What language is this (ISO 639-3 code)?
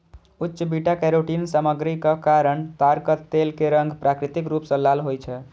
mai